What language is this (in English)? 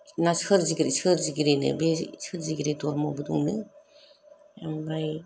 Bodo